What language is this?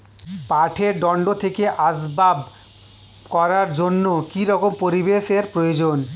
Bangla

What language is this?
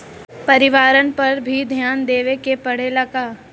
Bhojpuri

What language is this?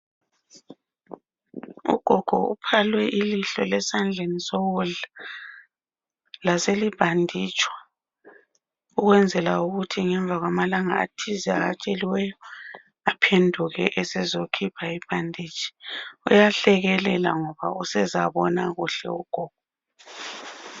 North Ndebele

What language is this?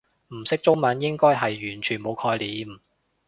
Cantonese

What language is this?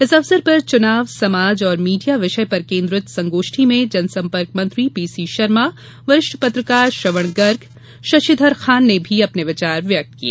Hindi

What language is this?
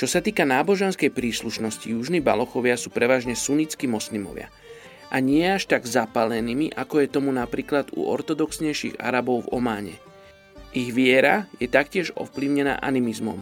Slovak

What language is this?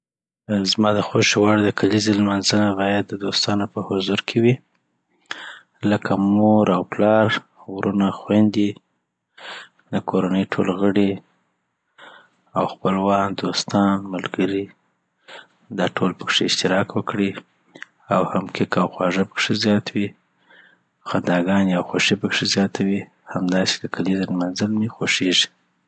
Southern Pashto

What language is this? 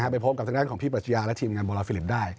Thai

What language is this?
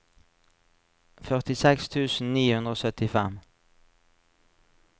Norwegian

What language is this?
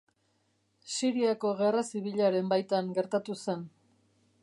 Basque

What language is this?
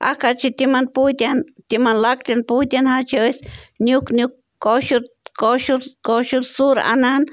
Kashmiri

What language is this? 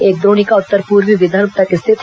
Hindi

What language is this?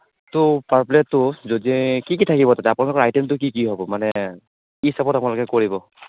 Assamese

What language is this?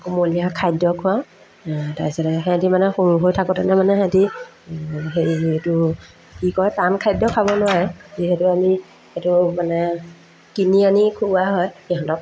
Assamese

